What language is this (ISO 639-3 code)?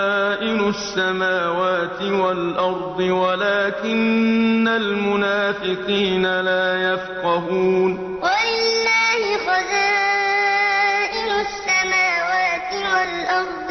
ara